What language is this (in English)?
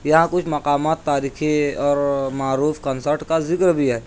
Urdu